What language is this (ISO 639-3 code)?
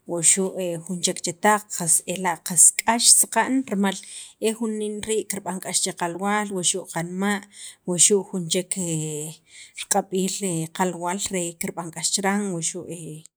quv